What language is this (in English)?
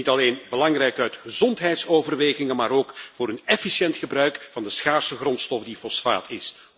Dutch